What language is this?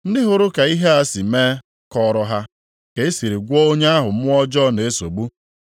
Igbo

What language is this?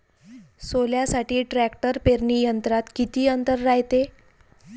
Marathi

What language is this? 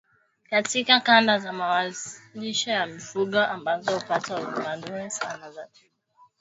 Swahili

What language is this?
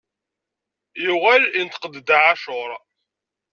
Kabyle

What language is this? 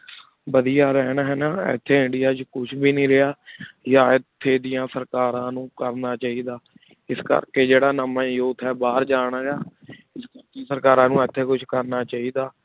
Punjabi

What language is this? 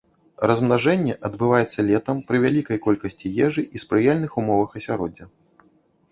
Belarusian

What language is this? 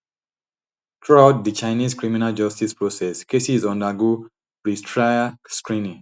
Nigerian Pidgin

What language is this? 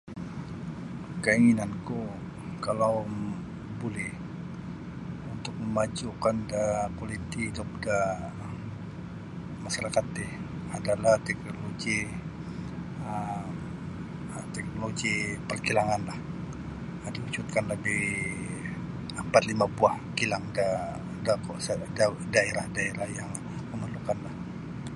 Sabah Bisaya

